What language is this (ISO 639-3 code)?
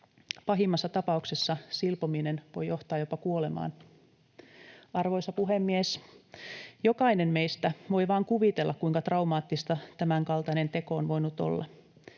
fin